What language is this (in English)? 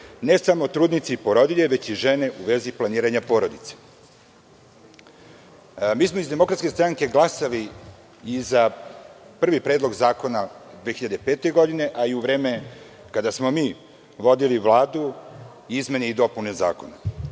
Serbian